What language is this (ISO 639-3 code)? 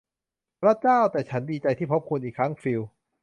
tha